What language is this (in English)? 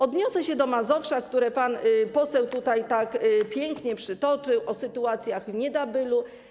Polish